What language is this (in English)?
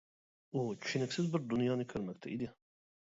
Uyghur